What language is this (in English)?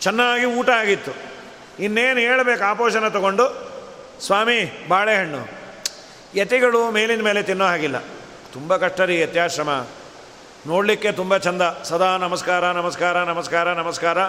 Kannada